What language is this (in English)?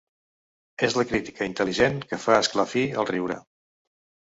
Catalan